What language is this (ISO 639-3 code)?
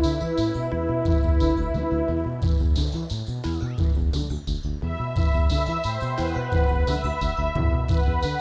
ind